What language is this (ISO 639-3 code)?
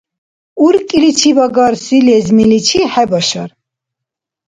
dar